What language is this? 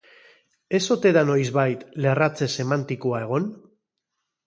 Basque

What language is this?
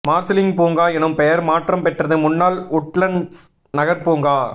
Tamil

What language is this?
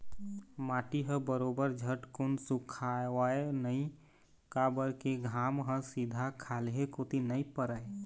Chhattisgarhi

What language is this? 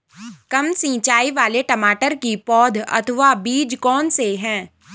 Hindi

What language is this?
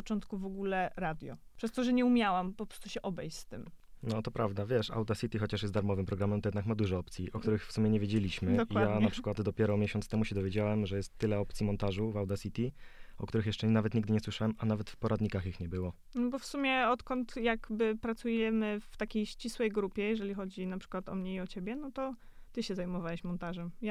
Polish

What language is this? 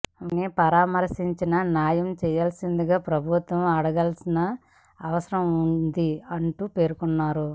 Telugu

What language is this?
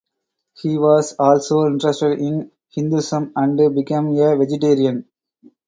English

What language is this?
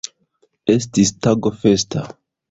Esperanto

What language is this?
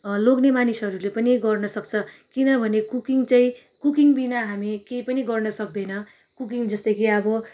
Nepali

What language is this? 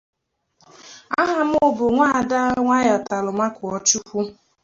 Igbo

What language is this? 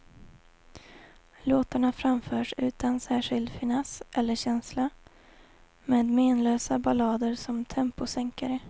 Swedish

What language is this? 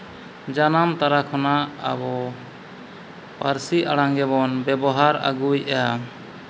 Santali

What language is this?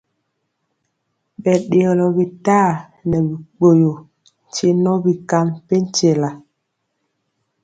Mpiemo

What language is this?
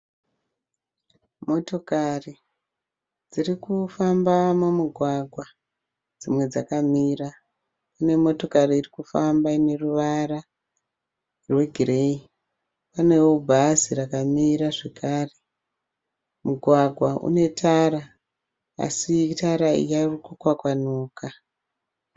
Shona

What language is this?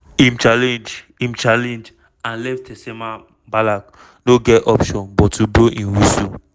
Nigerian Pidgin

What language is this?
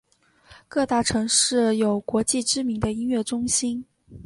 Chinese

